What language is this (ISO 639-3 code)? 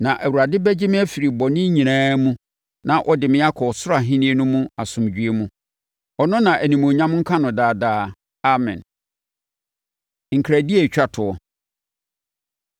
aka